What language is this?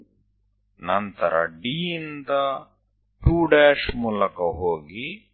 Gujarati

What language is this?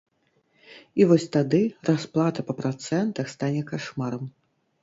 Belarusian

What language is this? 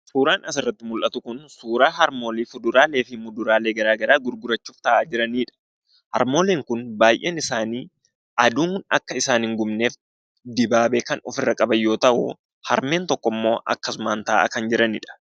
Oromo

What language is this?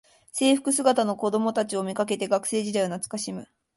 Japanese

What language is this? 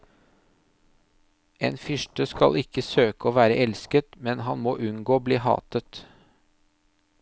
Norwegian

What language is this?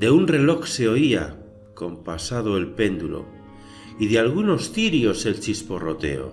Spanish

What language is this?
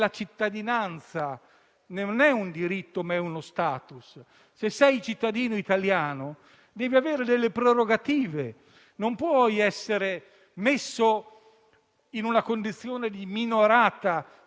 Italian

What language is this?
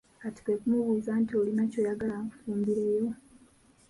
Ganda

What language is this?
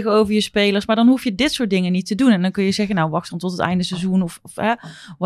Dutch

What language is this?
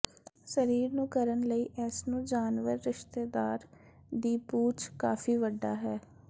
Punjabi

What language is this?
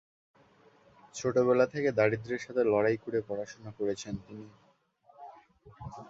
Bangla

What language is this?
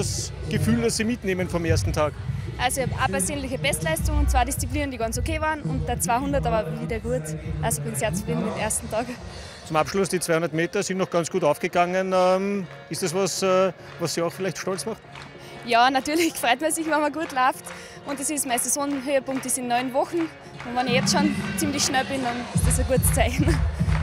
German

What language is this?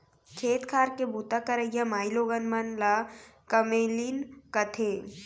Chhattisgarhi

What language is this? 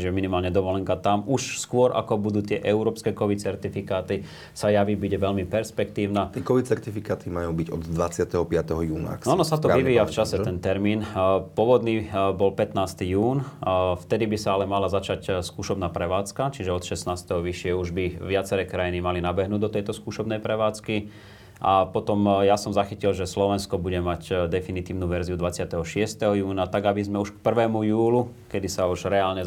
Slovak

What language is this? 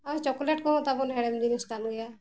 Santali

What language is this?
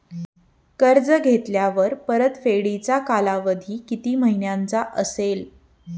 Marathi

